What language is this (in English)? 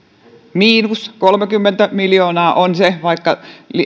Finnish